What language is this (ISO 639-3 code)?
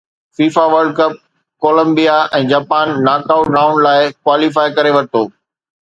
snd